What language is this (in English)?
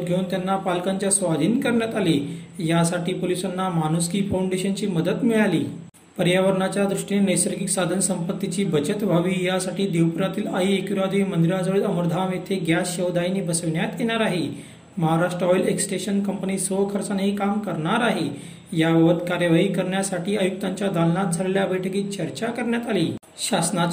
Marathi